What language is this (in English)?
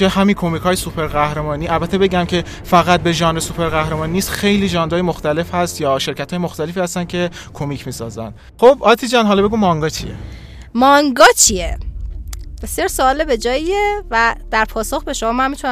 Persian